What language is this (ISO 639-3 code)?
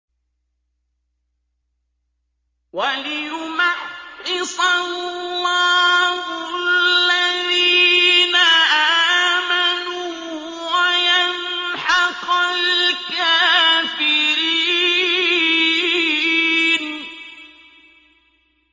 ara